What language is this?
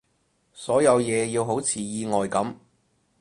Cantonese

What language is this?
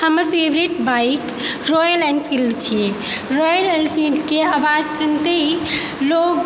Maithili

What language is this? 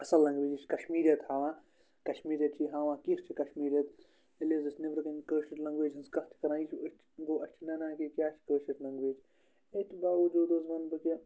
Kashmiri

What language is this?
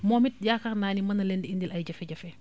Wolof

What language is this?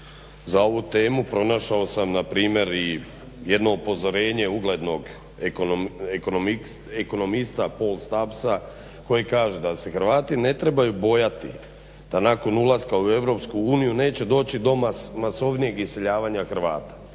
Croatian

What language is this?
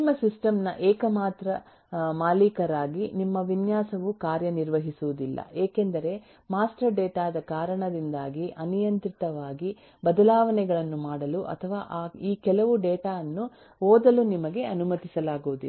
Kannada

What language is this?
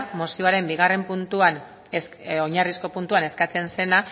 Basque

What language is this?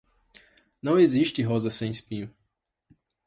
Portuguese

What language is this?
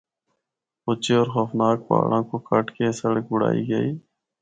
Northern Hindko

